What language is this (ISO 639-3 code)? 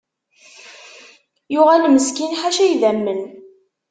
kab